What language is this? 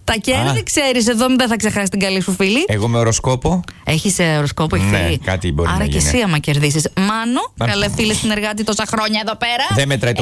Greek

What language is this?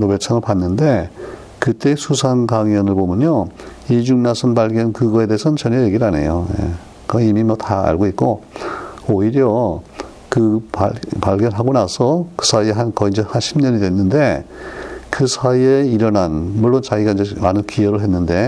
Korean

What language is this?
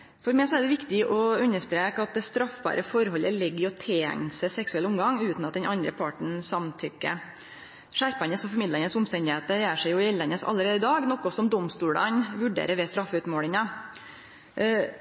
Norwegian Nynorsk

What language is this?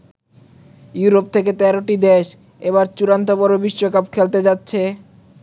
Bangla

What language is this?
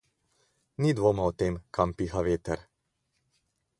Slovenian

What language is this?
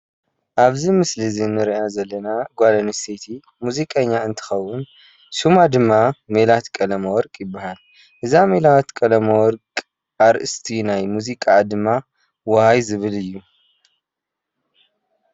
Tigrinya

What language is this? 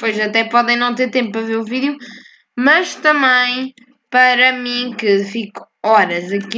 Portuguese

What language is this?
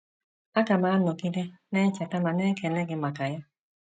Igbo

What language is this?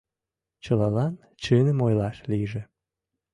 Mari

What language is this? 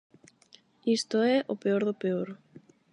Galician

